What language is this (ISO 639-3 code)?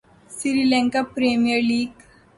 urd